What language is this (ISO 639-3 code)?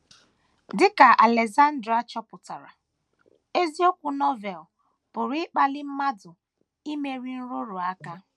ibo